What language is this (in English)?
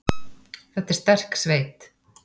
Icelandic